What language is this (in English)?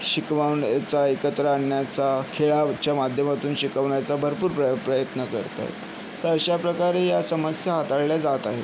Marathi